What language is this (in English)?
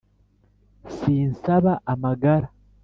Kinyarwanda